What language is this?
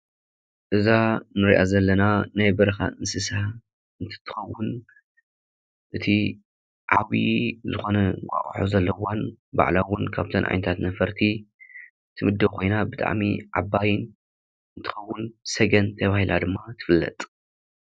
Tigrinya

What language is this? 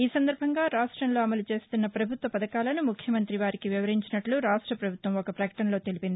Telugu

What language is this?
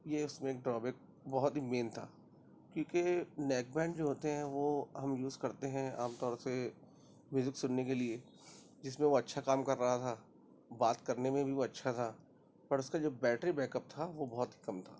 Urdu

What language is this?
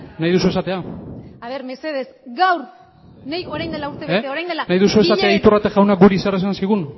Basque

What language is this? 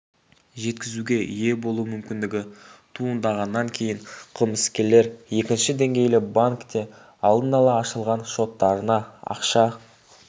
Kazakh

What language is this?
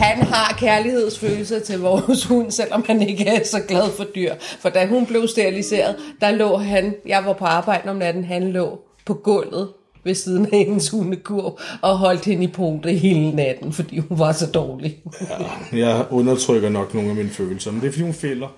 Danish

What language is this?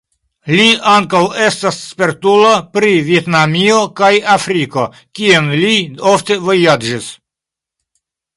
Esperanto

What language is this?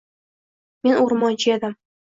Uzbek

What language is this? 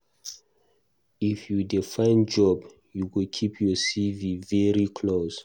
Nigerian Pidgin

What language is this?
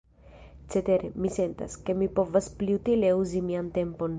Esperanto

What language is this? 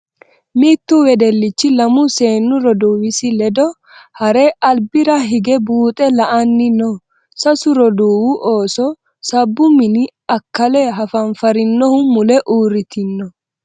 Sidamo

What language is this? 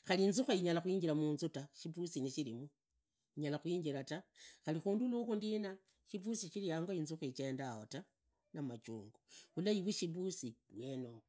Idakho-Isukha-Tiriki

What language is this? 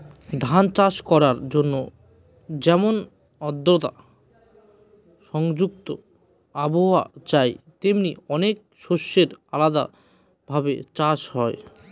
Bangla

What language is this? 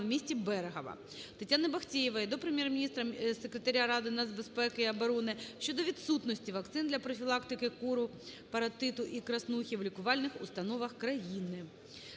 Ukrainian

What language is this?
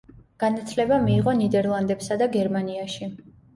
Georgian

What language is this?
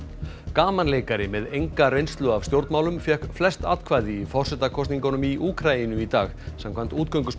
Icelandic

